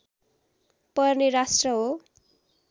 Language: Nepali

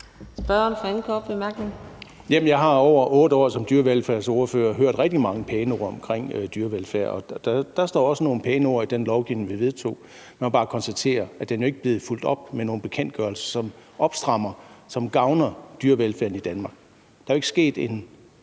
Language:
Danish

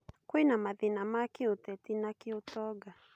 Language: Kikuyu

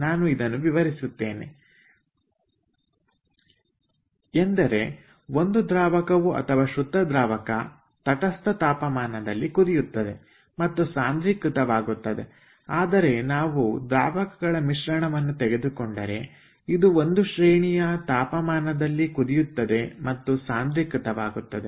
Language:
Kannada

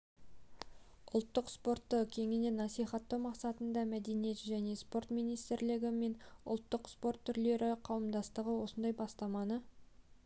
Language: Kazakh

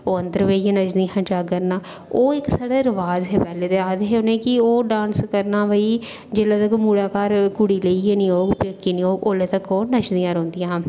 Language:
Dogri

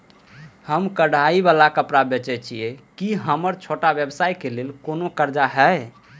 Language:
Maithili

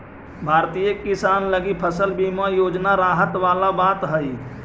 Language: Magahi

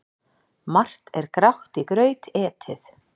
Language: Icelandic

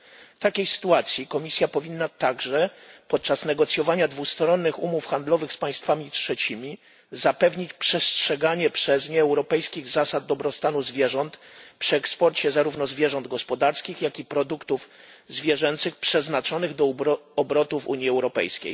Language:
Polish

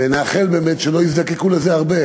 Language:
Hebrew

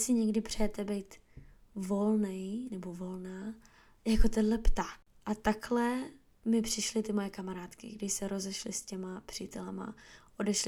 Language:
Czech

